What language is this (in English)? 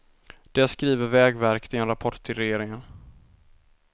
Swedish